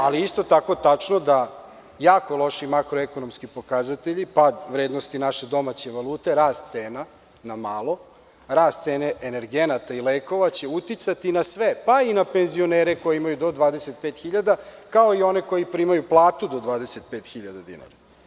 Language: Serbian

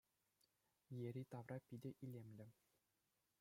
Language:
Chuvash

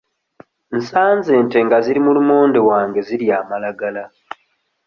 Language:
Ganda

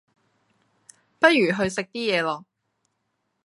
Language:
Cantonese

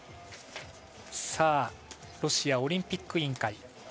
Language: Japanese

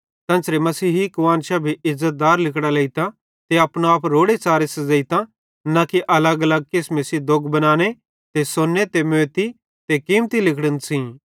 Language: Bhadrawahi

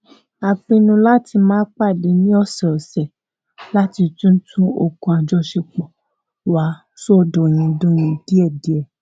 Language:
Yoruba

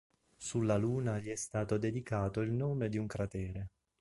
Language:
Italian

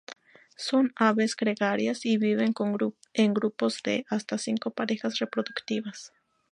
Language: Spanish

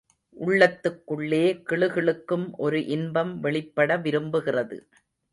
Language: Tamil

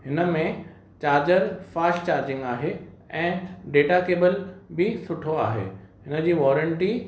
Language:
Sindhi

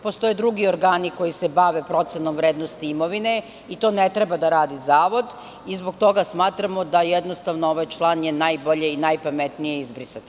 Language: Serbian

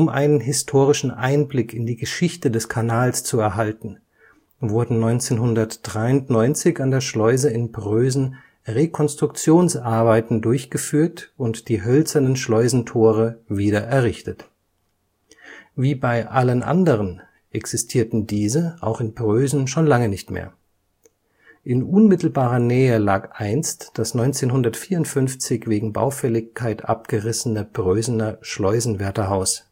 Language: German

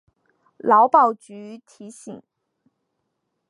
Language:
Chinese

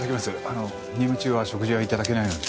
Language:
Japanese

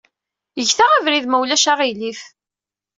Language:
Kabyle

